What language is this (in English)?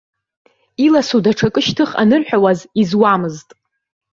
Abkhazian